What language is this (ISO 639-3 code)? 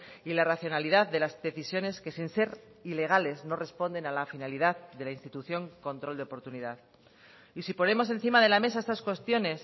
spa